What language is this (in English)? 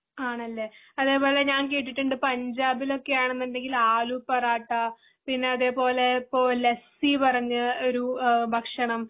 Malayalam